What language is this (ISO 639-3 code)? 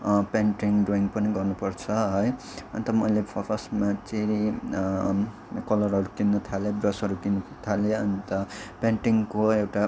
nep